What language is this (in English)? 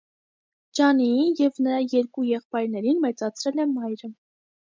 Armenian